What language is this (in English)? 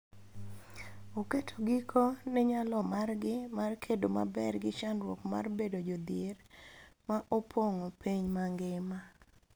Luo (Kenya and Tanzania)